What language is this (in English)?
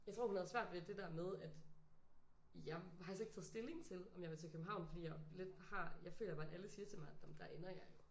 Danish